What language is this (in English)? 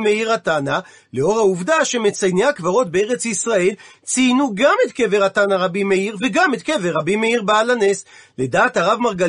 Hebrew